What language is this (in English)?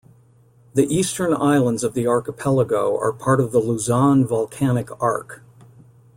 English